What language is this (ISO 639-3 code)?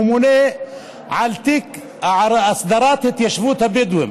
heb